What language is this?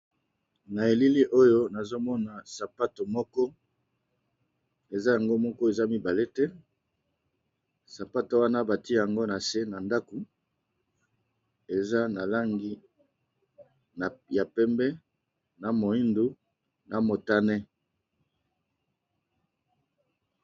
Lingala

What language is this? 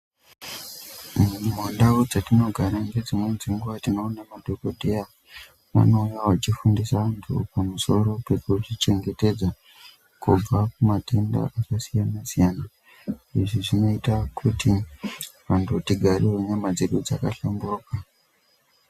Ndau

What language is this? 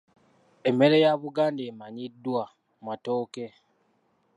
Ganda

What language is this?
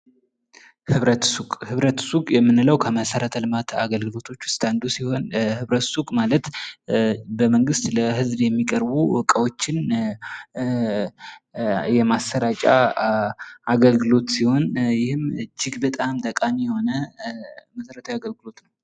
Amharic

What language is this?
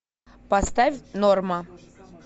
Russian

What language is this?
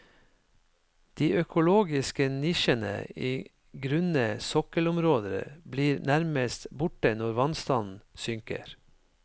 Norwegian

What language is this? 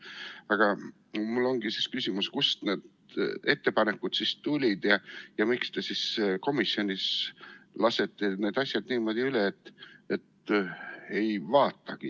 Estonian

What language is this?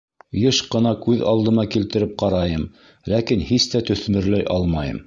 Bashkir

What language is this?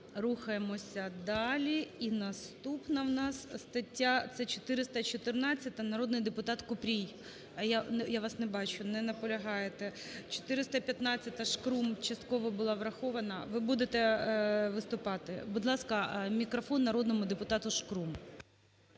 Ukrainian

